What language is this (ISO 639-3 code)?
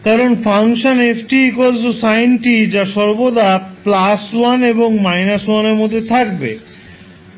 ben